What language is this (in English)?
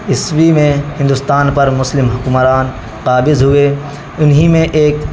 Urdu